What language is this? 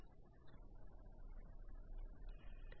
Bangla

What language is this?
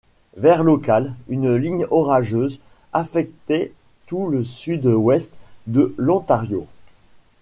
French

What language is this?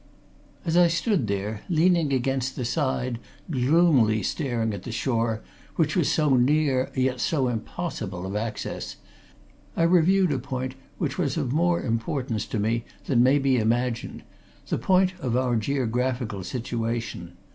English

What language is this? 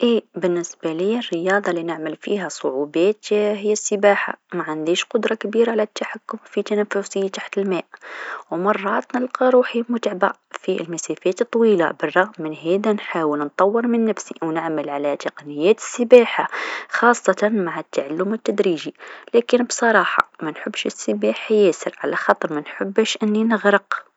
Tunisian Arabic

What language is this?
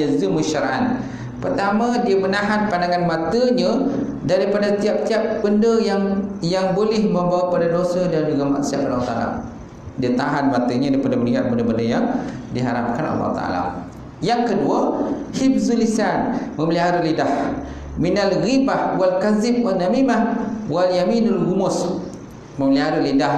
Malay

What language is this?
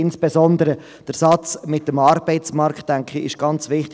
Swiss German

